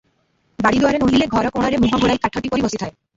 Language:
Odia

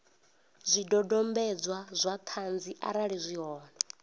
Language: Venda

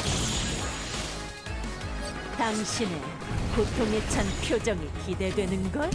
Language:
Korean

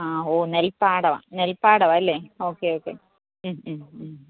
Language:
Malayalam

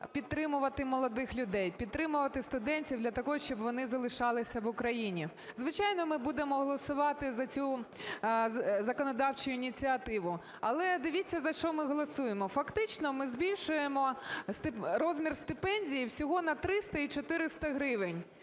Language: Ukrainian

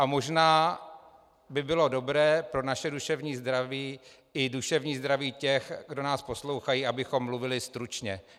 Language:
Czech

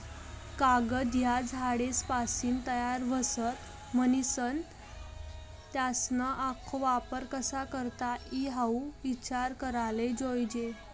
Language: Marathi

